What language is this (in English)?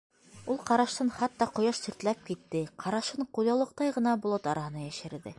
Bashkir